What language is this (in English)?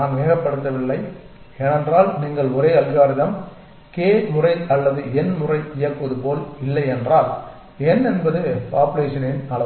Tamil